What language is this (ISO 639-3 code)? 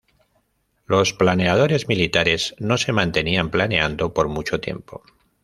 spa